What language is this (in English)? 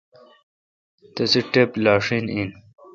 Kalkoti